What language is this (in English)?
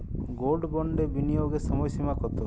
Bangla